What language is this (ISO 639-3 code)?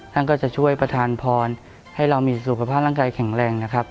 tha